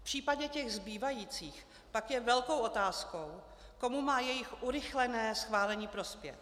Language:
Czech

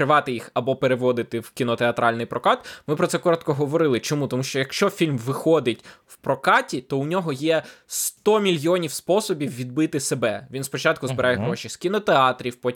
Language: Ukrainian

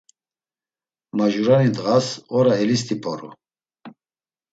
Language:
Laz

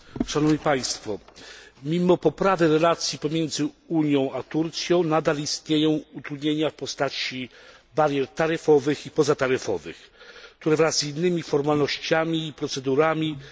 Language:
Polish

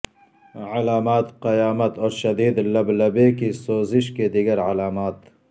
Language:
Urdu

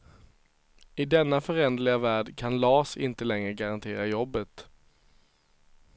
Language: Swedish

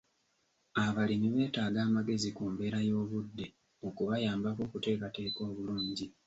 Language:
Ganda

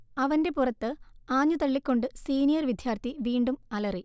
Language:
Malayalam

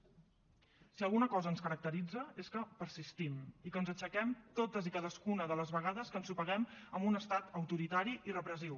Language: Catalan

